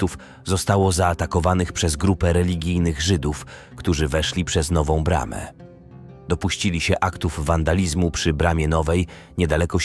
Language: Polish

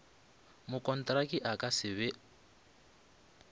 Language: Northern Sotho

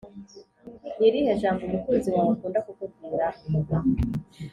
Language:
Kinyarwanda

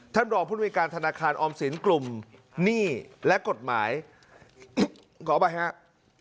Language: Thai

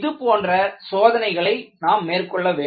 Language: Tamil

